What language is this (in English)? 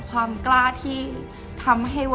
Thai